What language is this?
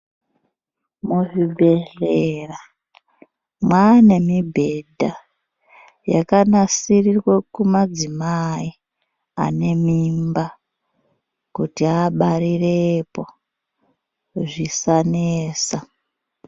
Ndau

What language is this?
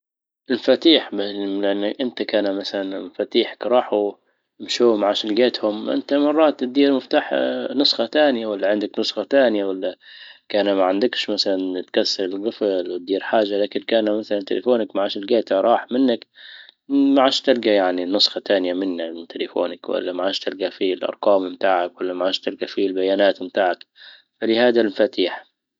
Libyan Arabic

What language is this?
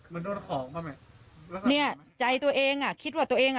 Thai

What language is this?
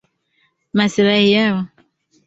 Swahili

